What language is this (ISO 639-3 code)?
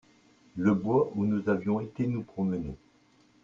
fra